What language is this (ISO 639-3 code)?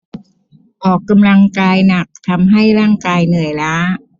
tha